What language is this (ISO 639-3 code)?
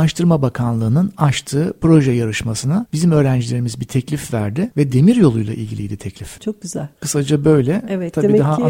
tur